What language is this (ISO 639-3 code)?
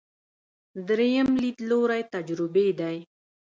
pus